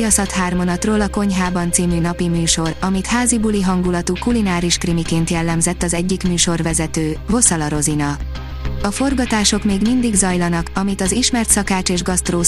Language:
Hungarian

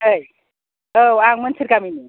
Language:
Bodo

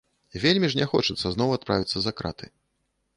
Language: Belarusian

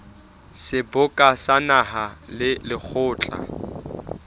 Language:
Southern Sotho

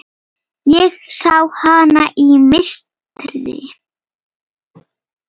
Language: Icelandic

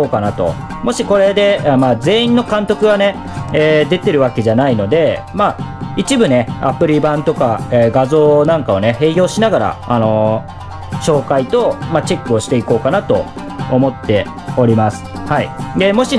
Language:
Japanese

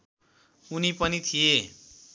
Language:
Nepali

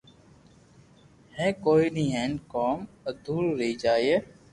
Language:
Loarki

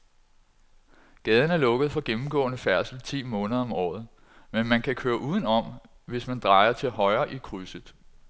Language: Danish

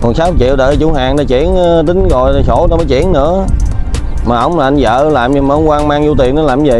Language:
Vietnamese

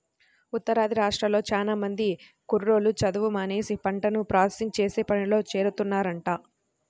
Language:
Telugu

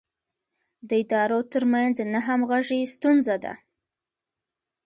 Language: Pashto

